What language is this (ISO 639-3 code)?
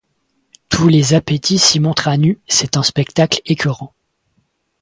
fra